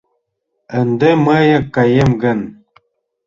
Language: Mari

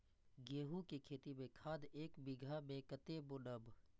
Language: Maithili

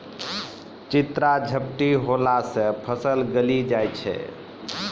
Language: Maithili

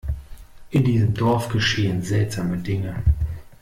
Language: German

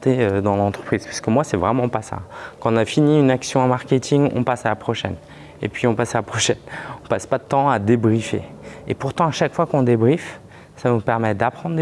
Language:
French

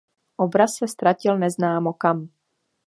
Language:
Czech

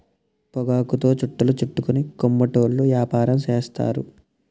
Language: Telugu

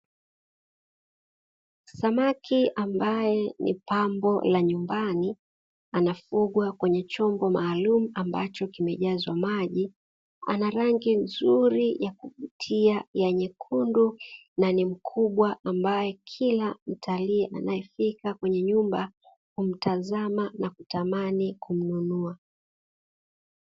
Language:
Swahili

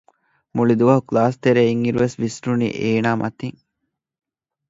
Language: Divehi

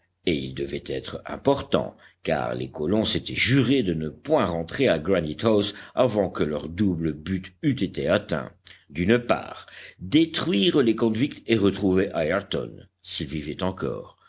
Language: French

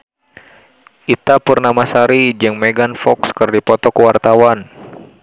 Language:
Sundanese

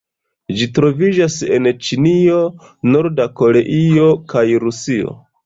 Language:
Esperanto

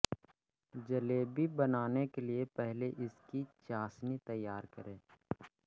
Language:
Hindi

